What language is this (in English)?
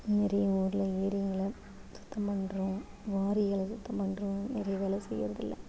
Tamil